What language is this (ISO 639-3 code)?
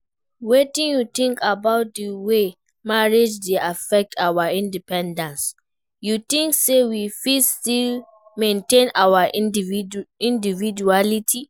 pcm